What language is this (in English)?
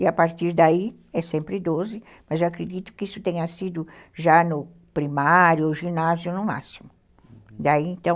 Portuguese